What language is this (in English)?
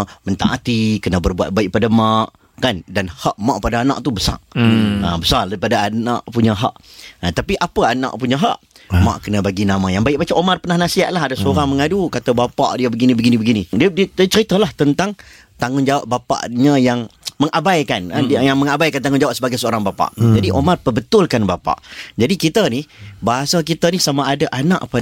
Malay